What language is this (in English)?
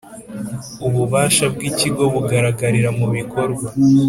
Kinyarwanda